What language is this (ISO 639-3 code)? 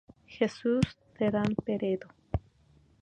spa